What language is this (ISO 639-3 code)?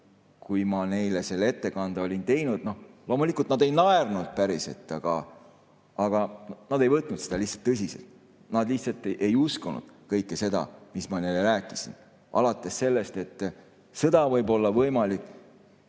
est